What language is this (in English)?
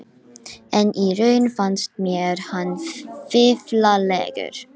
Icelandic